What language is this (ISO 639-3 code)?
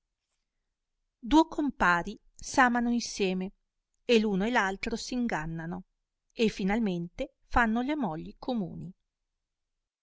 ita